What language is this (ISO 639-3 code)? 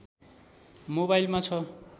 nep